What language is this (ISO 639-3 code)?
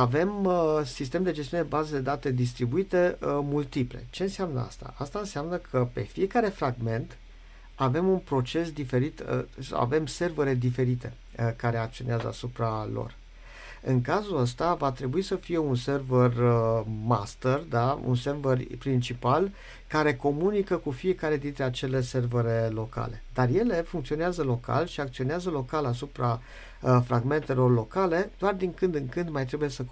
ron